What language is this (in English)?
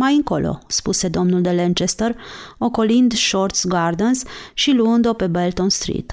Romanian